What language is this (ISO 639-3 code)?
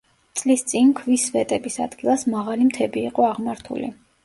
kat